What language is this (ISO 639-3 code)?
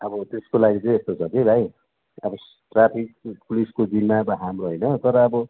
nep